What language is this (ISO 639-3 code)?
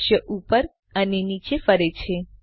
guj